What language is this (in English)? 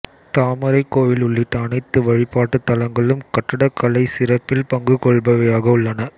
Tamil